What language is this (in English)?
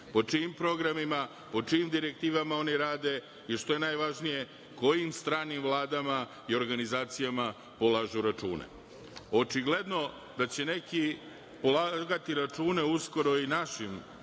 Serbian